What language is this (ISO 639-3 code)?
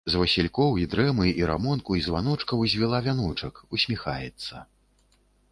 bel